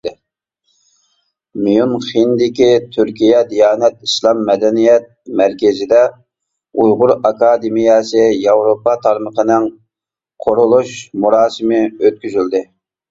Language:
Uyghur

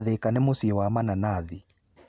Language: Kikuyu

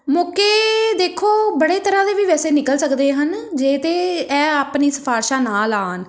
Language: Punjabi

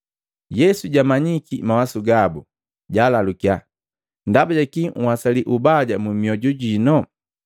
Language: Matengo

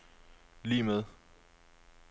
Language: Danish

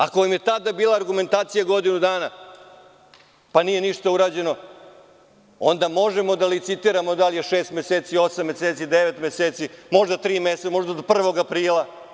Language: Serbian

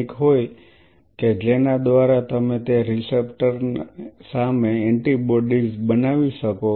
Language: Gujarati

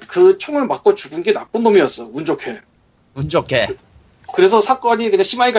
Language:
Korean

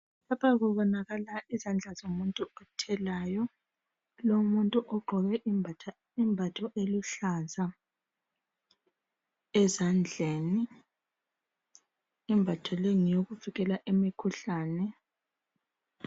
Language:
North Ndebele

